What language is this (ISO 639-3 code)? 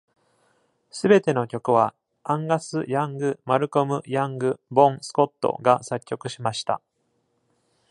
jpn